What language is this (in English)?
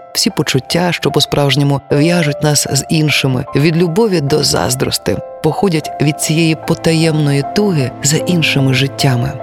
Ukrainian